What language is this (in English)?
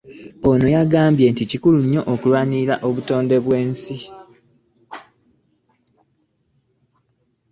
Ganda